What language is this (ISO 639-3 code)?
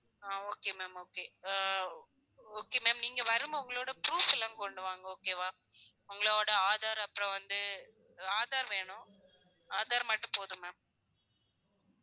tam